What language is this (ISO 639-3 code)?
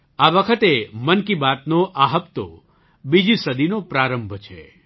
guj